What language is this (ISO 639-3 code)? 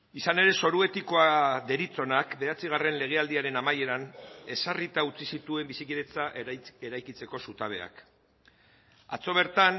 eus